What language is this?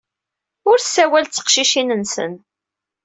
Kabyle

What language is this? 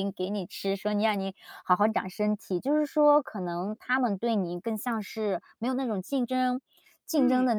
Chinese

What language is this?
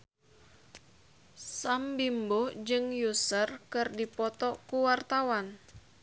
Sundanese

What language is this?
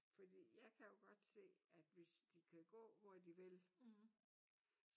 Danish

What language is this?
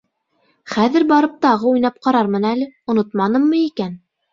Bashkir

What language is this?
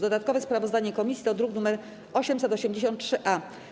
Polish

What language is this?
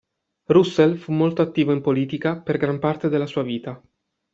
Italian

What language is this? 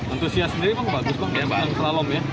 Indonesian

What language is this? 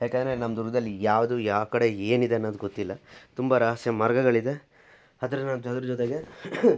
Kannada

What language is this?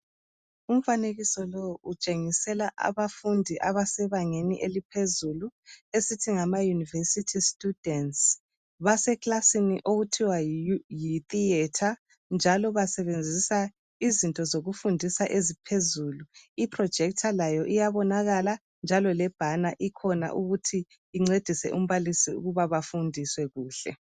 North Ndebele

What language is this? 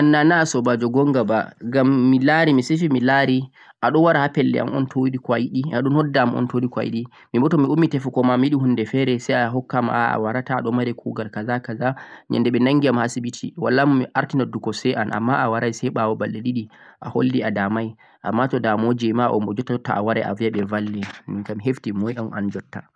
Central-Eastern Niger Fulfulde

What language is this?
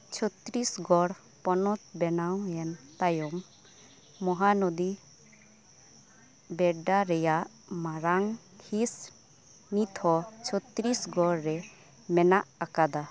Santali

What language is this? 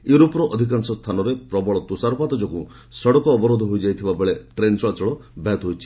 Odia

